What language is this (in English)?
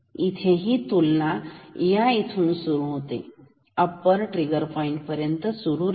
Marathi